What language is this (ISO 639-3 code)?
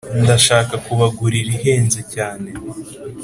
kin